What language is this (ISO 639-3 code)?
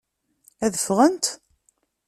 kab